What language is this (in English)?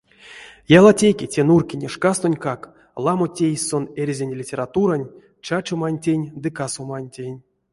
Erzya